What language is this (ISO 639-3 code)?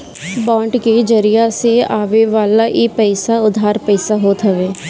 bho